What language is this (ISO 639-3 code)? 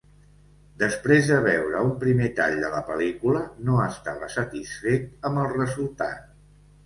cat